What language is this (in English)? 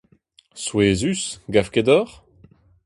Breton